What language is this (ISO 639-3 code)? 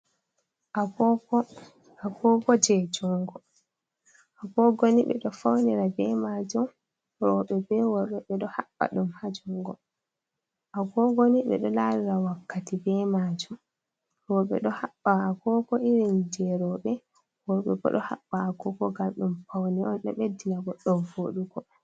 ful